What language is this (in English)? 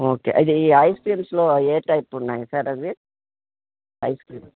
Telugu